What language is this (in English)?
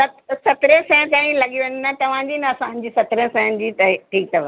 Sindhi